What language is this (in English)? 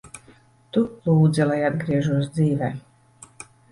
Latvian